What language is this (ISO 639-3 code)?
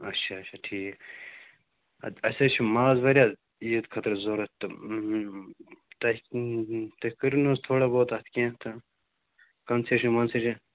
kas